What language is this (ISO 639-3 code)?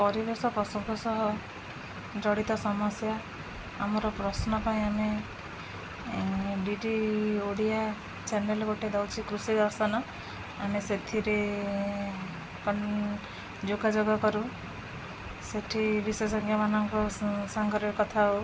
ori